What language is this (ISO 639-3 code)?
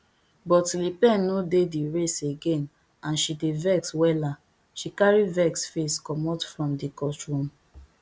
pcm